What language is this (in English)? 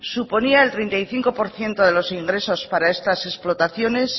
Spanish